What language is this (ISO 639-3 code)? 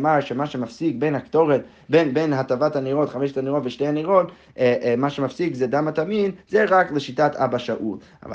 heb